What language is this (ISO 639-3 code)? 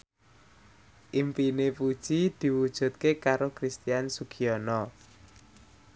jav